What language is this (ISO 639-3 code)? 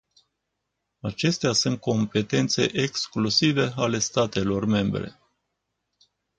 ron